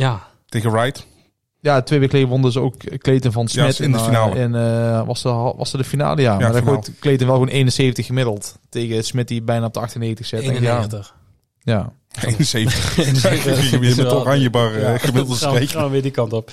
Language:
Dutch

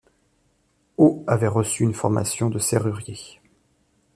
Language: French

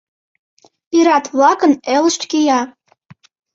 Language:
Mari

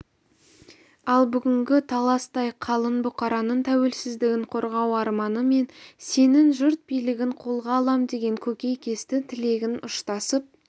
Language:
Kazakh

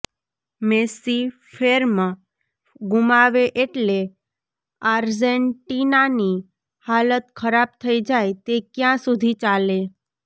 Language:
Gujarati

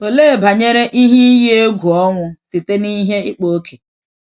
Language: Igbo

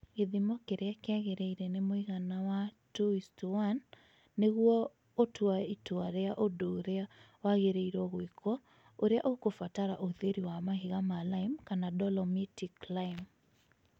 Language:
Kikuyu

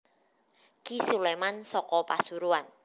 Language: Javanese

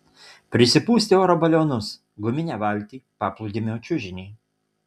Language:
Lithuanian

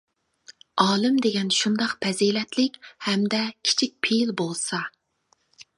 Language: Uyghur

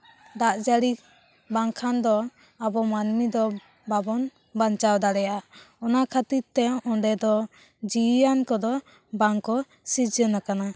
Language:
Santali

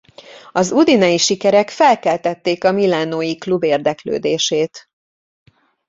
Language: Hungarian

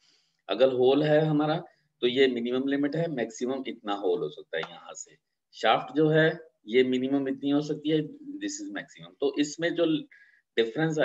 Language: Hindi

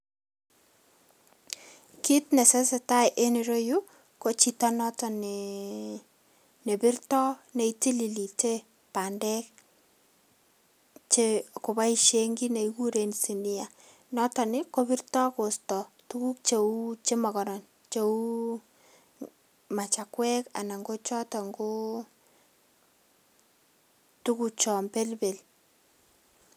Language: Kalenjin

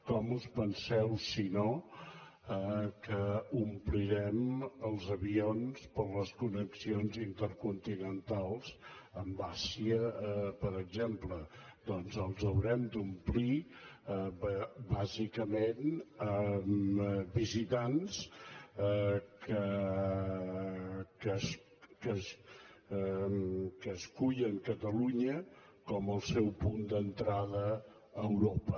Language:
Catalan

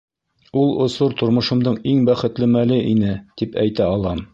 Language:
Bashkir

